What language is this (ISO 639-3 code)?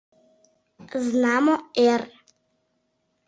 chm